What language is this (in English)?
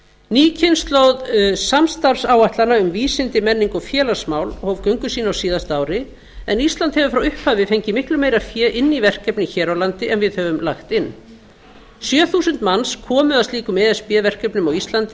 Icelandic